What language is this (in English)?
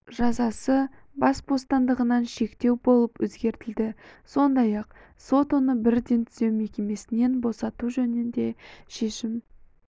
Kazakh